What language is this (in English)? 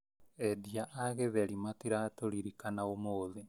Kikuyu